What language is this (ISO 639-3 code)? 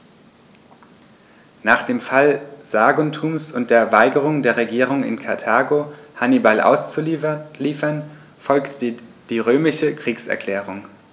deu